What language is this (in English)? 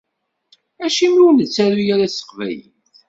Kabyle